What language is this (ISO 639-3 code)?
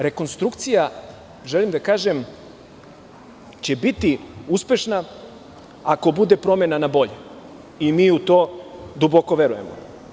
srp